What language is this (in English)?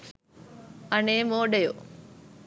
Sinhala